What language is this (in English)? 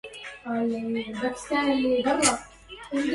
Arabic